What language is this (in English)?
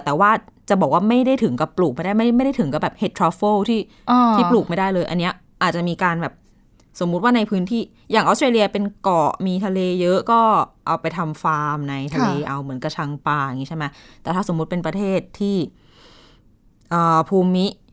Thai